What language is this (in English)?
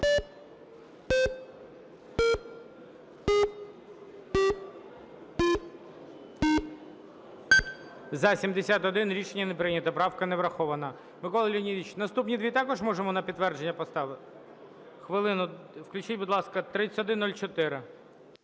Ukrainian